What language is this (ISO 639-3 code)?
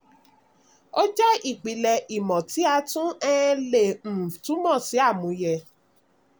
yor